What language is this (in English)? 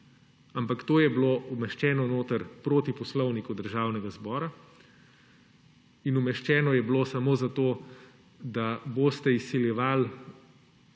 Slovenian